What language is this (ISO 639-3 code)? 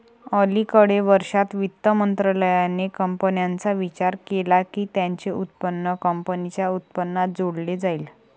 mar